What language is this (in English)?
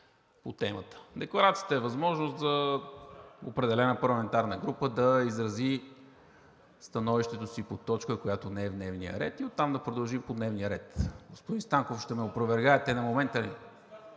Bulgarian